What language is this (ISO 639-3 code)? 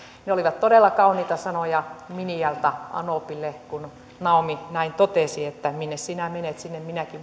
fin